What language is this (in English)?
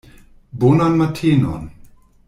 Esperanto